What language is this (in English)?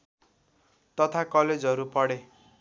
Nepali